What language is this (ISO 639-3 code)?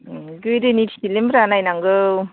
brx